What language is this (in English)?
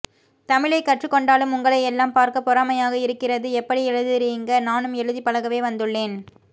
Tamil